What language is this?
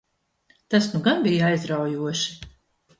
Latvian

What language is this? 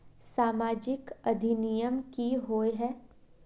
Magahi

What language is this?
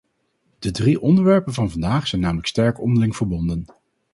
Dutch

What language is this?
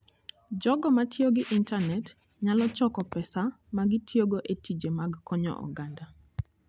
Luo (Kenya and Tanzania)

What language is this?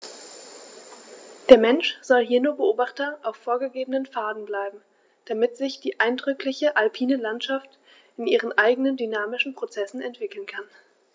German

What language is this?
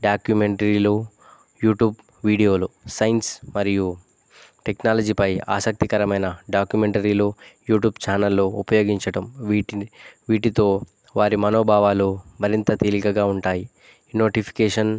Telugu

